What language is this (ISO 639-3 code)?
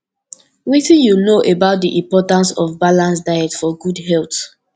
pcm